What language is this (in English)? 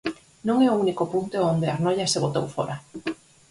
Galician